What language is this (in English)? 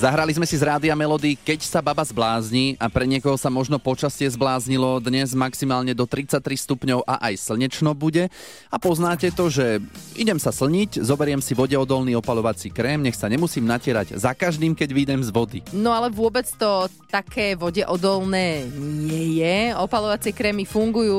Slovak